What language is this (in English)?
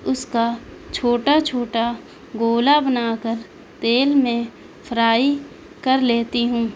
Urdu